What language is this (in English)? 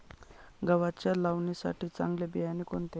Marathi